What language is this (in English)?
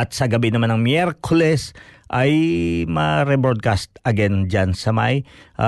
Filipino